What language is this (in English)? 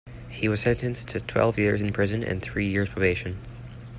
English